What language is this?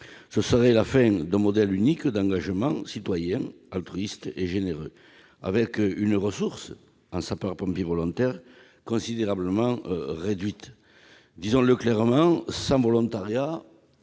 French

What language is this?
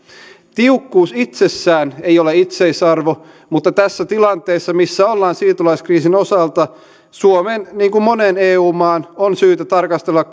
Finnish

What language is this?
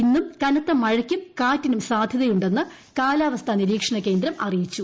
Malayalam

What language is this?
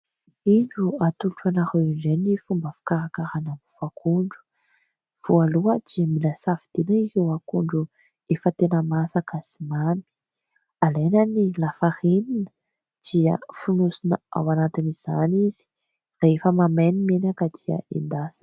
Malagasy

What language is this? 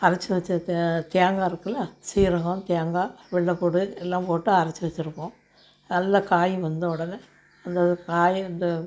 Tamil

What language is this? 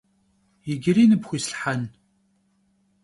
Kabardian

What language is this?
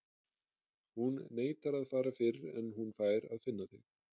Icelandic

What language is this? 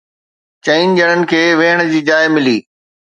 Sindhi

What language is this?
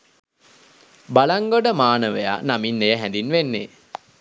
Sinhala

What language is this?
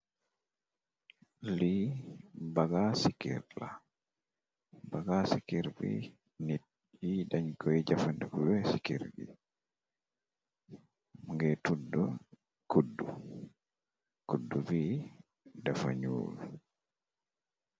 Wolof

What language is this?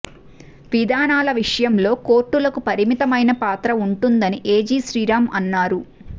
Telugu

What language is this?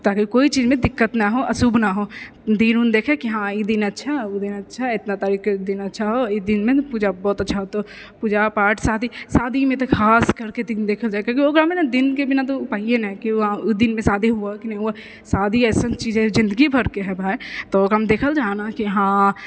Maithili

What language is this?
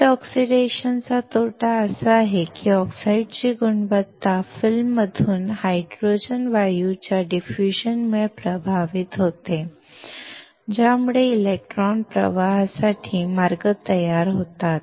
Marathi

